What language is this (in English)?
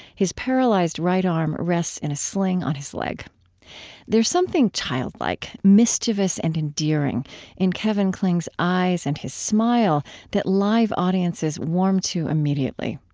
English